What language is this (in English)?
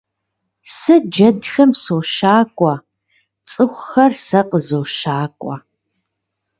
Kabardian